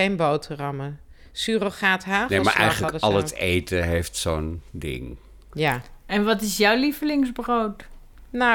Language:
Dutch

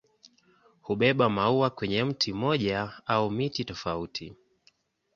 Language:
Swahili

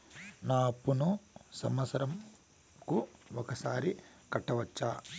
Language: Telugu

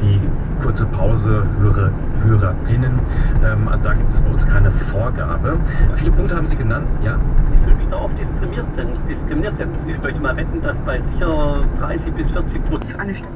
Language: German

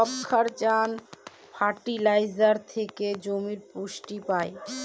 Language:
Bangla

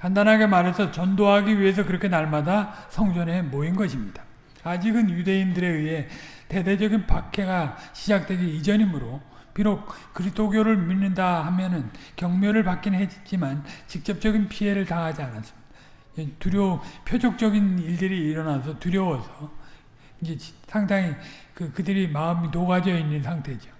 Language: Korean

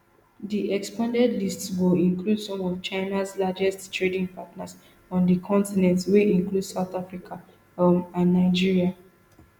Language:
Nigerian Pidgin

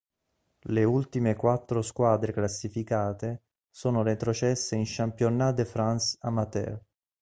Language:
Italian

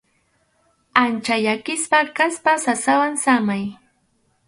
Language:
Arequipa-La Unión Quechua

